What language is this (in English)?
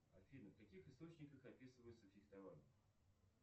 Russian